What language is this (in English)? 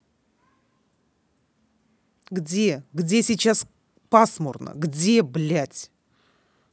Russian